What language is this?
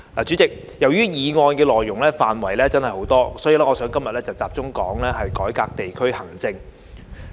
Cantonese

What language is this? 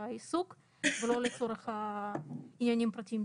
Hebrew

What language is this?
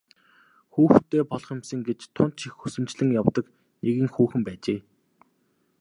Mongolian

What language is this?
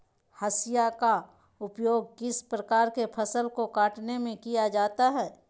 Magahi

